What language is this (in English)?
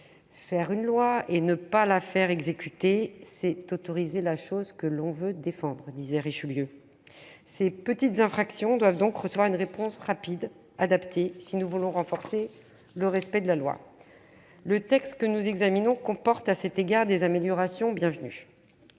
French